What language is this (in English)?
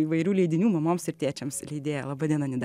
Lithuanian